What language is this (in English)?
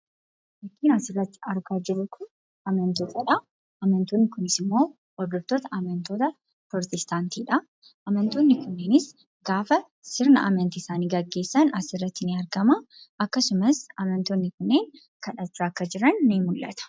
Oromo